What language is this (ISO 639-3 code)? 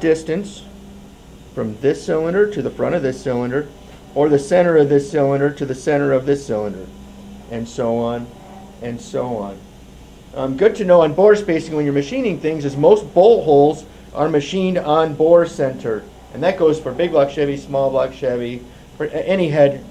eng